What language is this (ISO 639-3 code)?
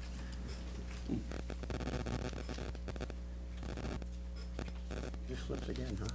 eng